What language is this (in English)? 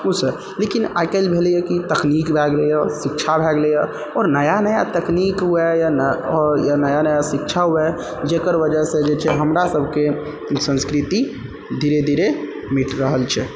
Maithili